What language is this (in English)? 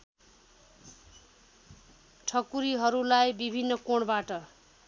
Nepali